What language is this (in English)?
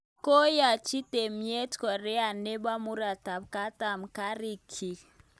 Kalenjin